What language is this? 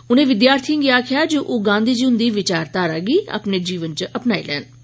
Dogri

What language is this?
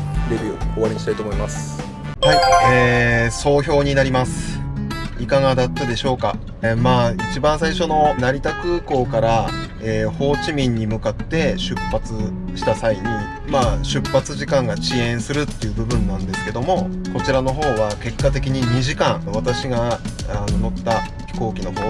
Japanese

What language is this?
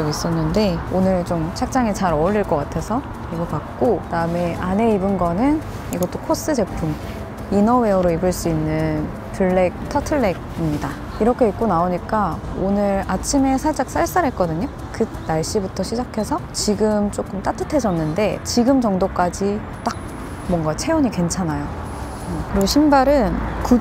Korean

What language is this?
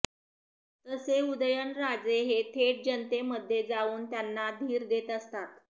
Marathi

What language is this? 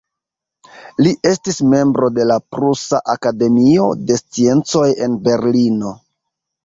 Esperanto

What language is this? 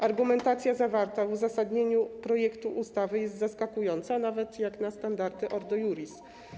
Polish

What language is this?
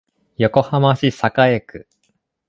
Japanese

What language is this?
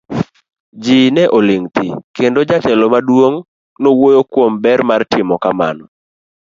Luo (Kenya and Tanzania)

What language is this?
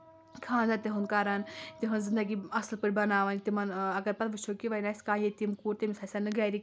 Kashmiri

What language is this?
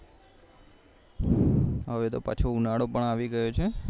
Gujarati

